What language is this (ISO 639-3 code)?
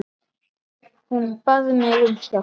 isl